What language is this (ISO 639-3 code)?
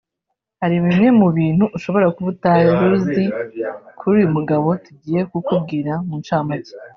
kin